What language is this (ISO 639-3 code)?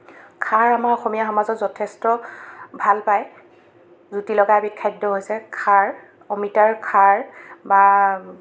asm